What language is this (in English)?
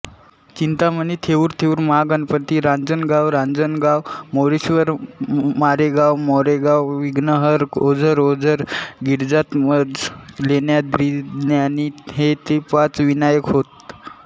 Marathi